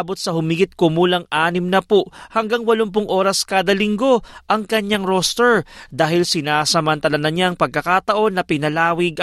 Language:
Filipino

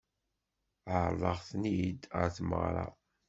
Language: Kabyle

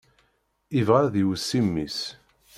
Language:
Kabyle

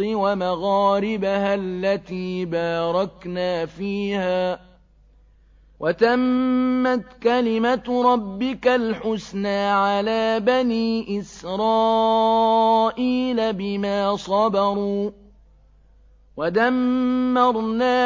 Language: Arabic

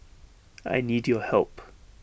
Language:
English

